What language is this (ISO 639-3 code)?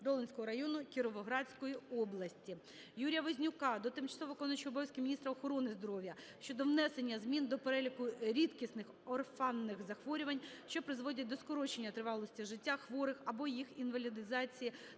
ukr